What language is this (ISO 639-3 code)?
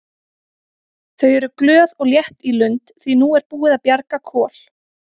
isl